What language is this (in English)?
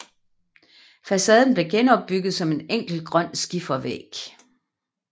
Danish